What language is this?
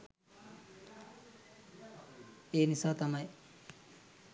Sinhala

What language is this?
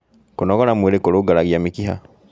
Kikuyu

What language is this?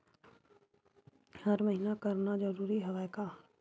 Chhattisgarhi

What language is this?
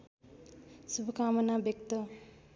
Nepali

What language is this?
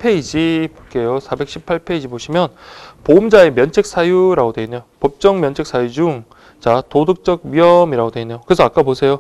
Korean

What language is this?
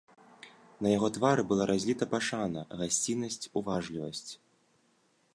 Belarusian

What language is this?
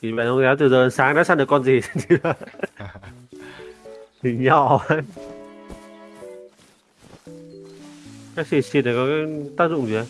Vietnamese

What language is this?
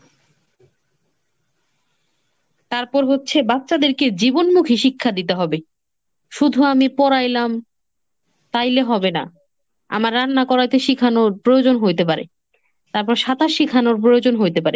Bangla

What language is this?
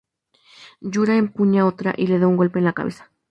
Spanish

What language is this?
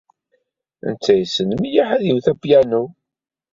Kabyle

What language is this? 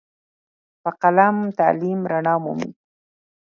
Pashto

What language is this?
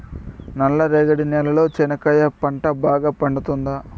Telugu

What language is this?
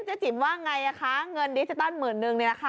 Thai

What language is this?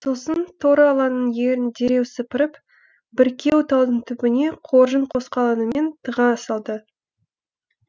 Kazakh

